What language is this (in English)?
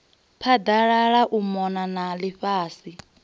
Venda